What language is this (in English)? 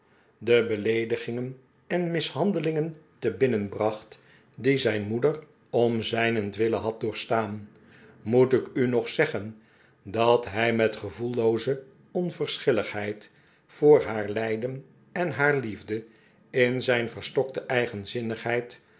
Dutch